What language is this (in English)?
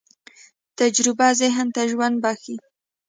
Pashto